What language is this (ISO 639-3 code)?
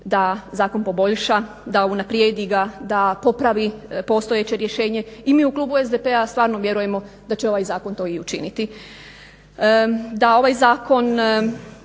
hrv